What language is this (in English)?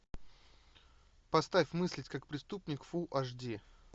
Russian